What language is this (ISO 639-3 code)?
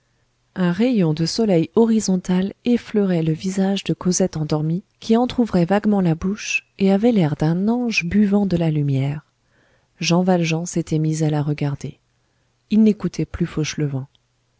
fra